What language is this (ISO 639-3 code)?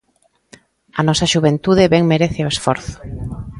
glg